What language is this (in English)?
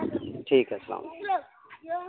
Urdu